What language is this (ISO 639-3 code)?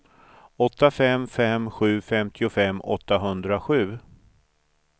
swe